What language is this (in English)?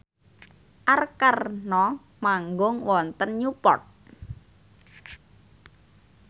Javanese